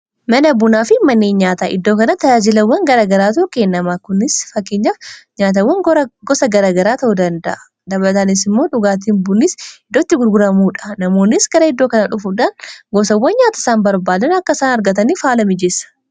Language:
Oromo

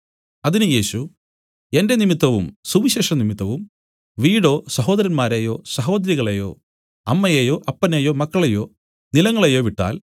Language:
Malayalam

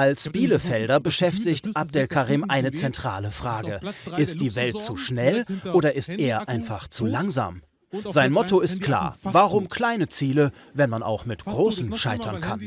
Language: German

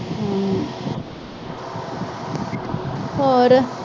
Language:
Punjabi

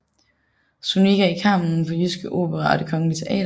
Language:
Danish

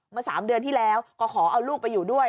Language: Thai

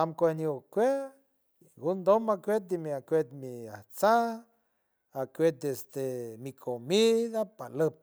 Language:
San Francisco Del Mar Huave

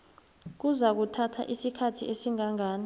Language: South Ndebele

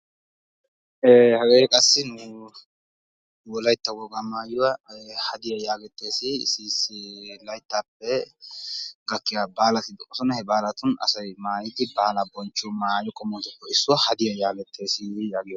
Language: Wolaytta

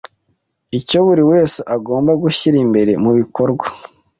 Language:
Kinyarwanda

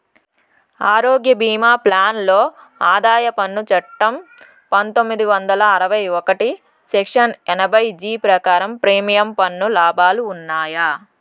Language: Telugu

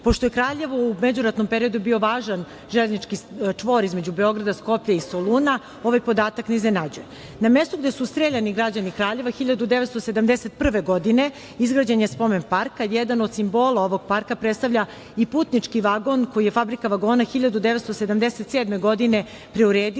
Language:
Serbian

